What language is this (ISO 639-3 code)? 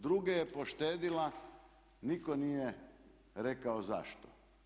hrv